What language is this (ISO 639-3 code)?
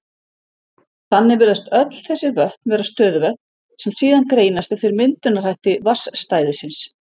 isl